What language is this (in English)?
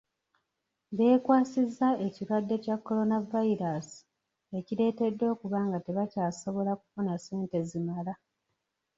Ganda